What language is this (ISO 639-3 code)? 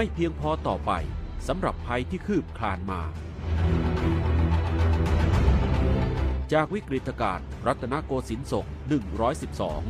tha